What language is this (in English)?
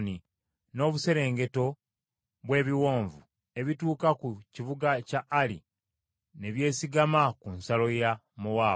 Ganda